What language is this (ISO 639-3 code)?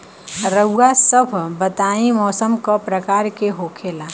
bho